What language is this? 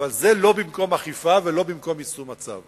Hebrew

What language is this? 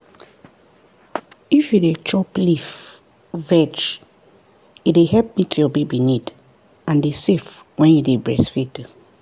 Nigerian Pidgin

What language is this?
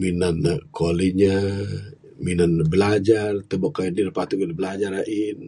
Bukar-Sadung Bidayuh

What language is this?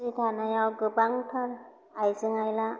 Bodo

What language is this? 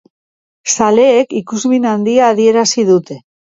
Basque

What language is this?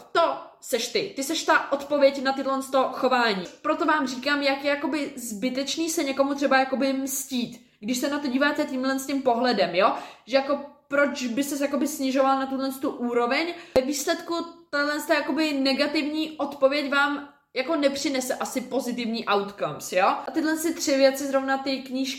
Czech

